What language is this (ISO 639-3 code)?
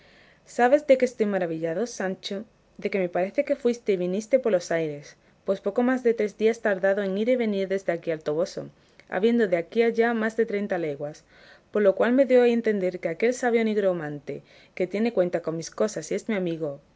spa